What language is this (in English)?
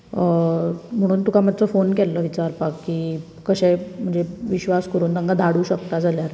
Konkani